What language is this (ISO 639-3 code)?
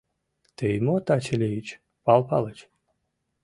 chm